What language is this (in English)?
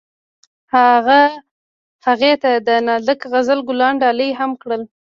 Pashto